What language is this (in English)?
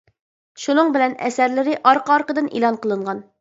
Uyghur